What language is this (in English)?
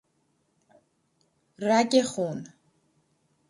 Persian